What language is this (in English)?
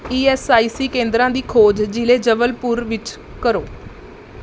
Punjabi